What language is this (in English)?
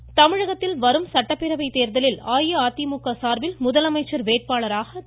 Tamil